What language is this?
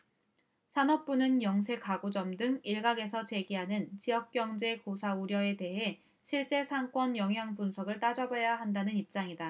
Korean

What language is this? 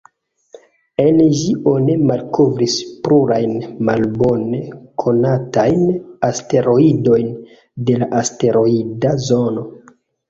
Esperanto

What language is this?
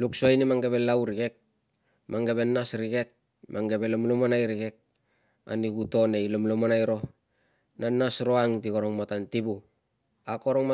Tungag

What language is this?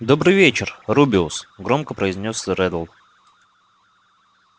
Russian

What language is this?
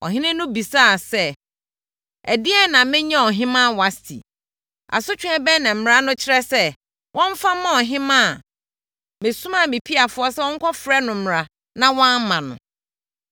Akan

